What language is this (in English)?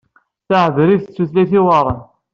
Kabyle